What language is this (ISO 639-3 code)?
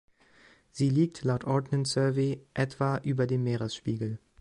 deu